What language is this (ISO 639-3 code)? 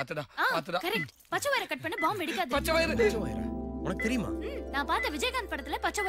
hin